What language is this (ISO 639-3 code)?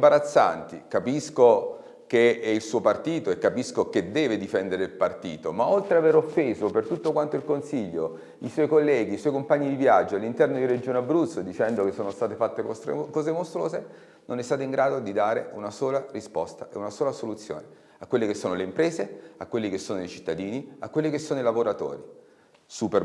ita